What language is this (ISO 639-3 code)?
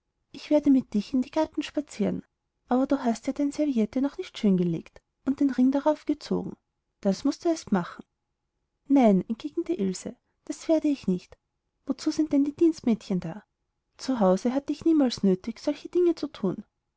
deu